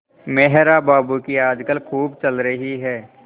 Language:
Hindi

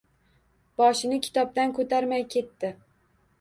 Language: Uzbek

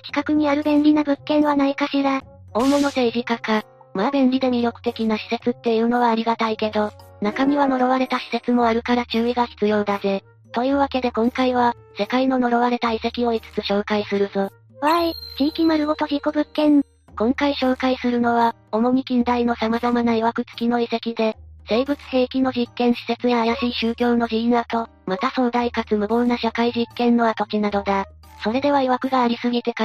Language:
Japanese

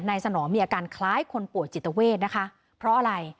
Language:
Thai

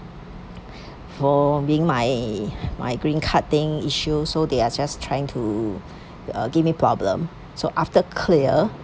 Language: English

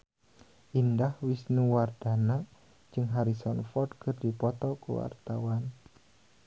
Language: Sundanese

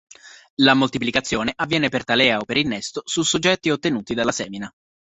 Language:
Italian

